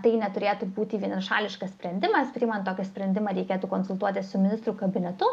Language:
Lithuanian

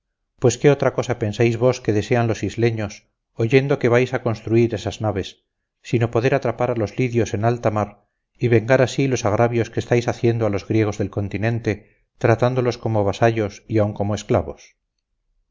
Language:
Spanish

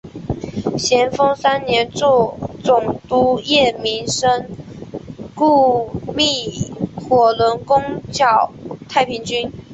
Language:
Chinese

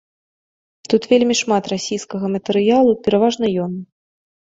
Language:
Belarusian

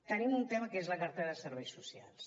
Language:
Catalan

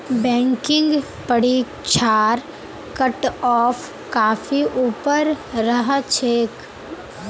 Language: Magahi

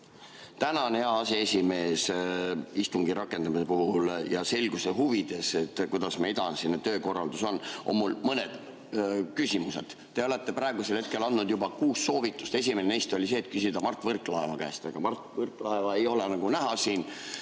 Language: Estonian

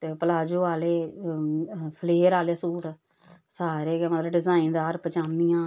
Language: Dogri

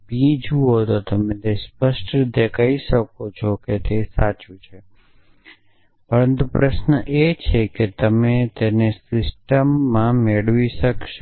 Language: Gujarati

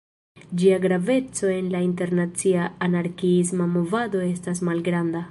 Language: Esperanto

